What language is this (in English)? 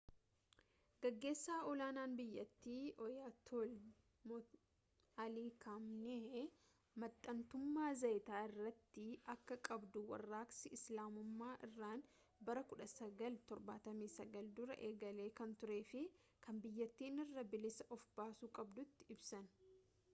Oromo